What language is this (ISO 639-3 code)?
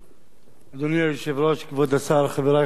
heb